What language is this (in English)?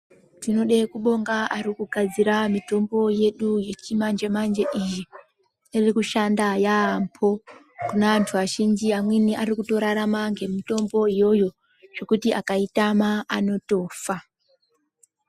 Ndau